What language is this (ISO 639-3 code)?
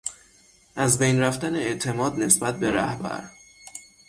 fas